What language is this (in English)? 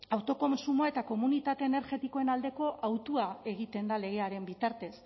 Basque